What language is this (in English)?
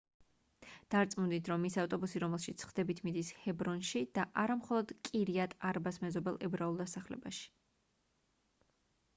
Georgian